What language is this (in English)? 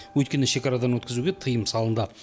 Kazakh